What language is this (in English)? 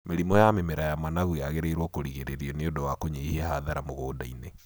Kikuyu